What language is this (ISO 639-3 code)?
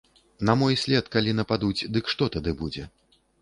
bel